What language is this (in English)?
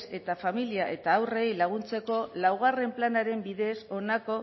Basque